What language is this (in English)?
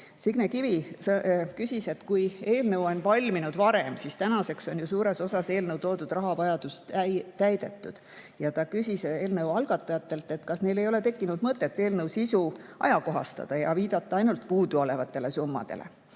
Estonian